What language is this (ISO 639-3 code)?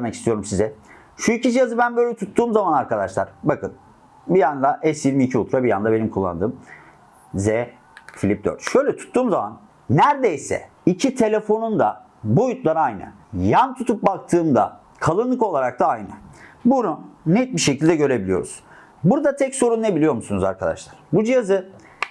tur